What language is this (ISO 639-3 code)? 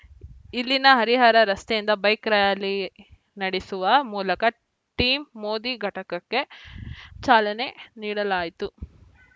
kan